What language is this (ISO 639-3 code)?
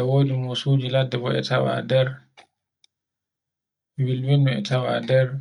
fue